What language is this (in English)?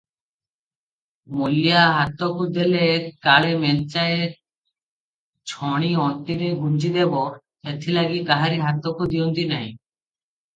Odia